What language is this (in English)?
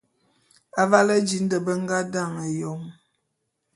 Bulu